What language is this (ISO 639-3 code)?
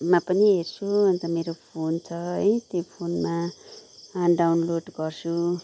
nep